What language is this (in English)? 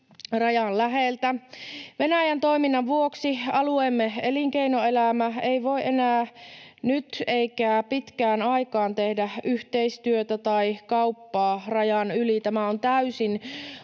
Finnish